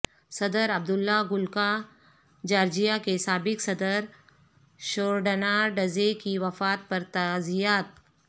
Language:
Urdu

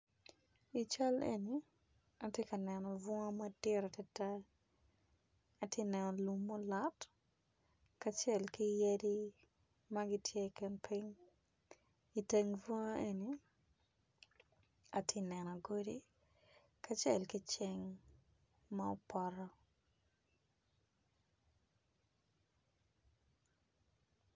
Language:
Acoli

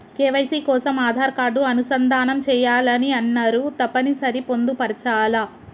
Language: Telugu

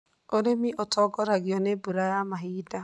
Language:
Kikuyu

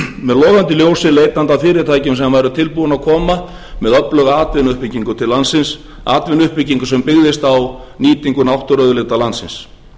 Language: Icelandic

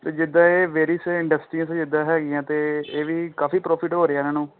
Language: Punjabi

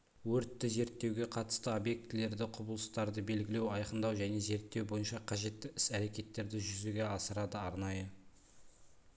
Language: Kazakh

